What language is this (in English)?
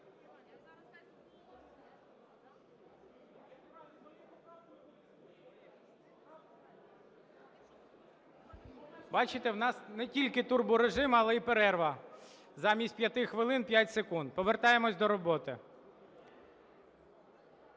Ukrainian